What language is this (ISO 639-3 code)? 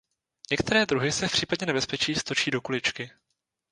ces